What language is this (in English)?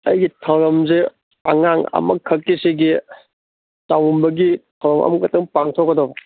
Manipuri